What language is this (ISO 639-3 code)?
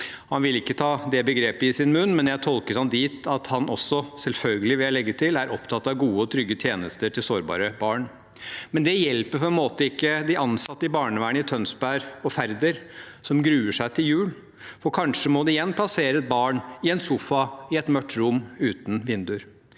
nor